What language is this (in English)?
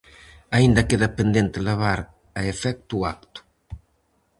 Galician